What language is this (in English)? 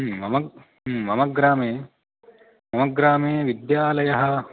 Sanskrit